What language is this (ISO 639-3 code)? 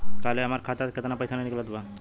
bho